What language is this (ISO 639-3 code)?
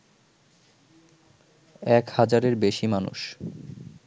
ben